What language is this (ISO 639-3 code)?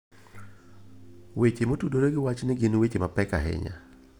luo